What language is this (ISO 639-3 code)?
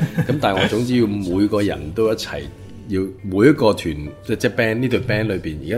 zho